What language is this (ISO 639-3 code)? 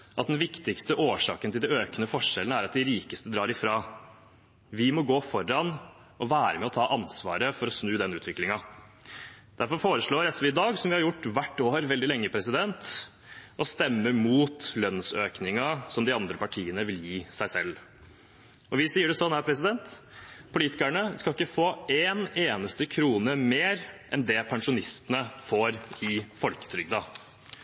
nob